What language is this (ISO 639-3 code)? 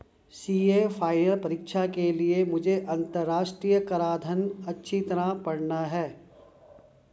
hin